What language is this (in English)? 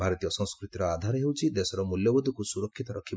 Odia